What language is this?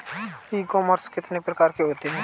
Hindi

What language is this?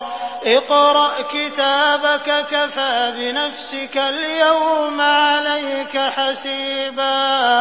Arabic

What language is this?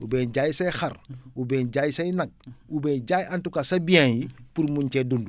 Wolof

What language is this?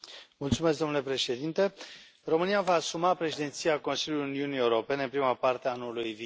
Romanian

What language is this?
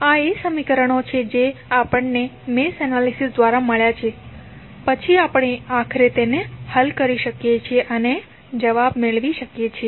Gujarati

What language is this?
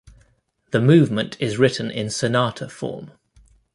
English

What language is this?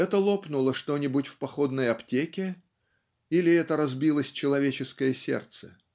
Russian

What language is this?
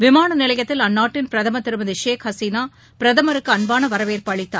Tamil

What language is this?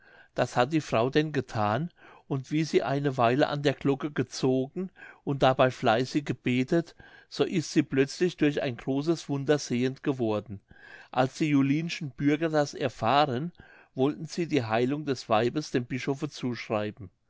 German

